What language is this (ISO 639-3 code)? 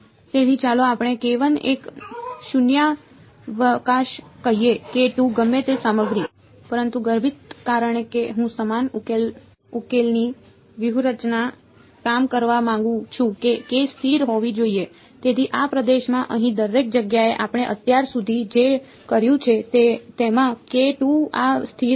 guj